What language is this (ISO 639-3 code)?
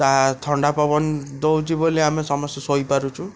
ori